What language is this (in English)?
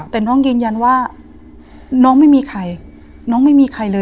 Thai